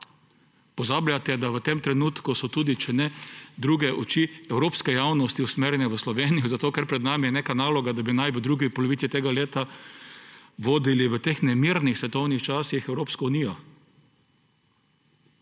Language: Slovenian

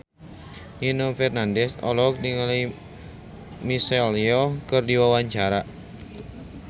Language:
Sundanese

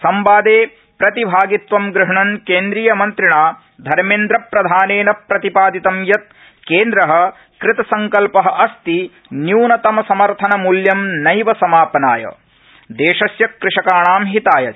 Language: Sanskrit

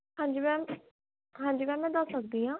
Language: Punjabi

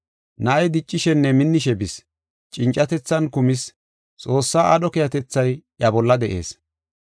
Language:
Gofa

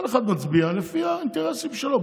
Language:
Hebrew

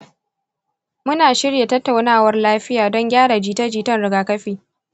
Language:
Hausa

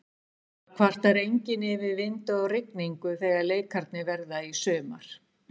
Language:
Icelandic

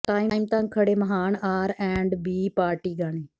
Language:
Punjabi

